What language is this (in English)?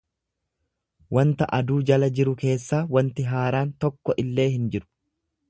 Oromo